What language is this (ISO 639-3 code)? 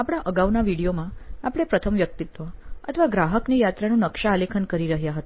guj